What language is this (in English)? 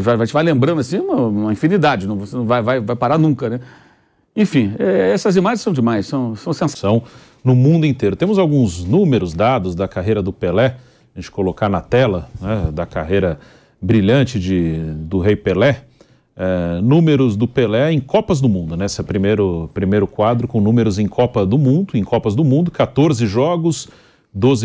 Portuguese